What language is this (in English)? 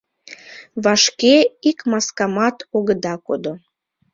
Mari